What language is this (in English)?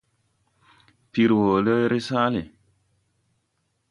Tupuri